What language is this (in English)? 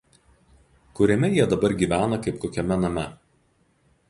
Lithuanian